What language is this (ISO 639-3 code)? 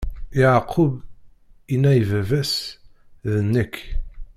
kab